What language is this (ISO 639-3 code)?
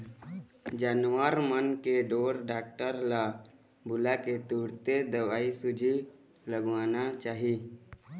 hne